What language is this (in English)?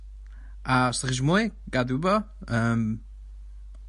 Welsh